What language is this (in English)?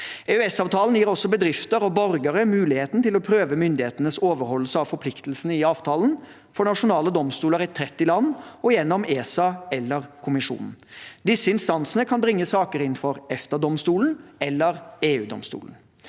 Norwegian